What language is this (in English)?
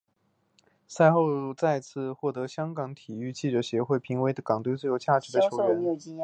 Chinese